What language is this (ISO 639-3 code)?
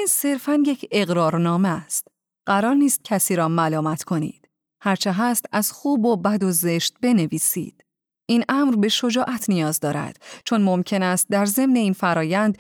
fas